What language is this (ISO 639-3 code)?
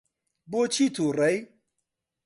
ckb